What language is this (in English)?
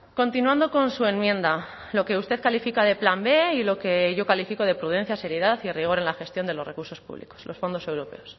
Spanish